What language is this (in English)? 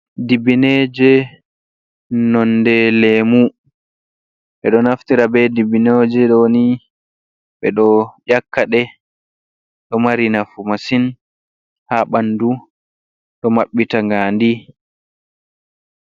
Fula